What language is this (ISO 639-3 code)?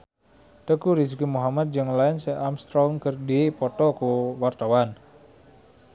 sun